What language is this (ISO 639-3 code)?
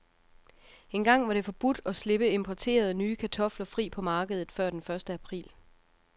dan